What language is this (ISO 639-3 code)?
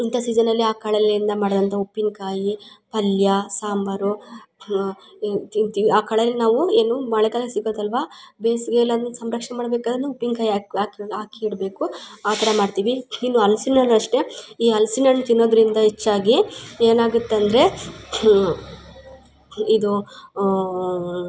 kan